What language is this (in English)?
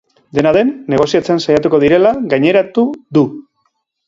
Basque